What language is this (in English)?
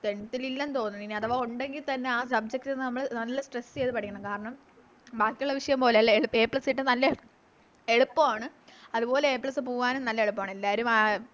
Malayalam